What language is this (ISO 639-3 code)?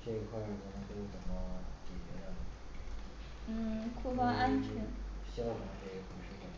zho